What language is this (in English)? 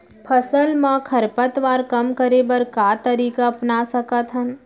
Chhattisgarhi